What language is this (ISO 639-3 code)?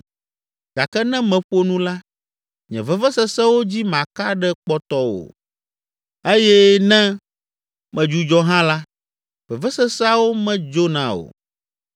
ewe